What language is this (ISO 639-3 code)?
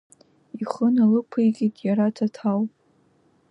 abk